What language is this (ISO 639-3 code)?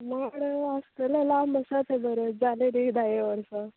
kok